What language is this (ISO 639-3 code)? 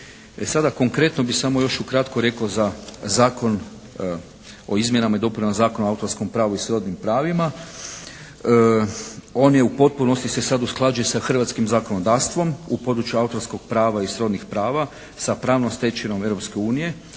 hrv